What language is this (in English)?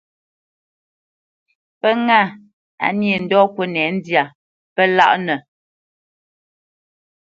Bamenyam